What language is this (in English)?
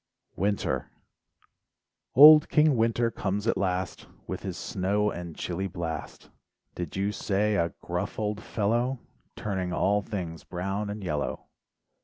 English